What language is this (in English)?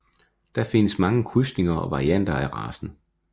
Danish